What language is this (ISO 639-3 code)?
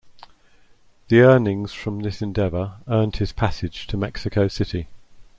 eng